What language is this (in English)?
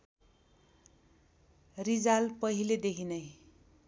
Nepali